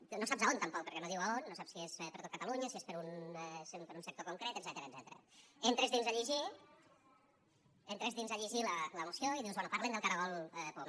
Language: Catalan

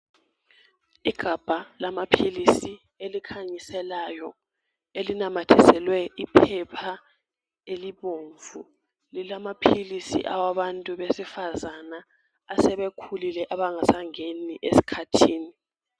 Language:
North Ndebele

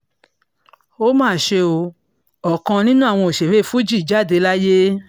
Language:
Yoruba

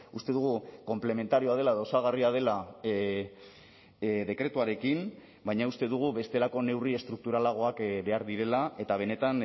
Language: Basque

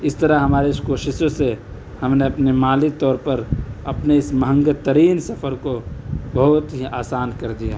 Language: Urdu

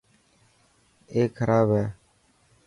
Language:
Dhatki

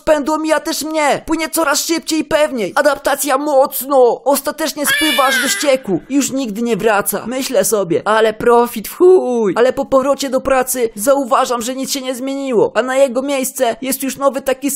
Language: Polish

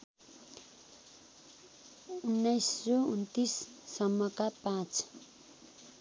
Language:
Nepali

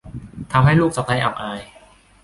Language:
Thai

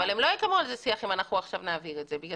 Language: Hebrew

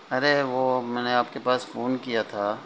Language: Urdu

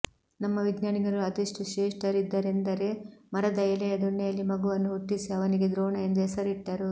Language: Kannada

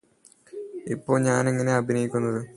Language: Malayalam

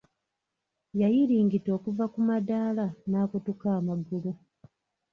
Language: Ganda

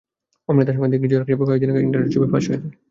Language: Bangla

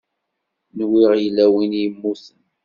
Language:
Kabyle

